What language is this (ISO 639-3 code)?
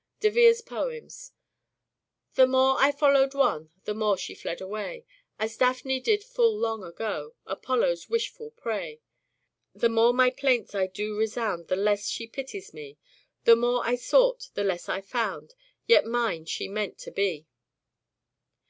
eng